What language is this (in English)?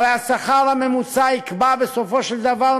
Hebrew